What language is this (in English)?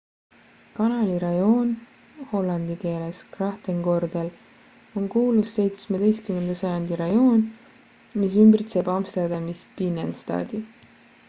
Estonian